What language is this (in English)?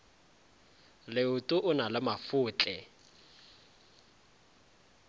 Northern Sotho